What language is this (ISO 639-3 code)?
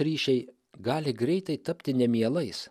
lit